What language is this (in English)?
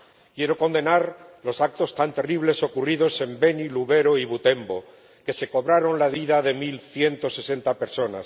Spanish